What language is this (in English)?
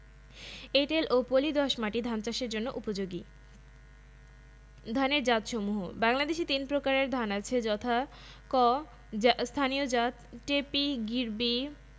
Bangla